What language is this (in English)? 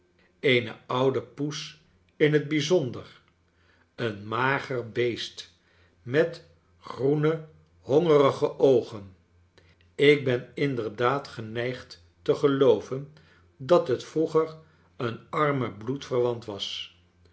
Dutch